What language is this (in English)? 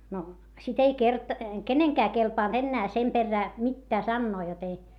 Finnish